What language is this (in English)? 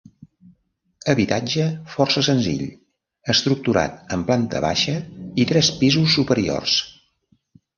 Catalan